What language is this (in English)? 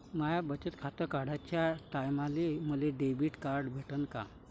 Marathi